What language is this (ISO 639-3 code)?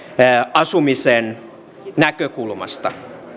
fin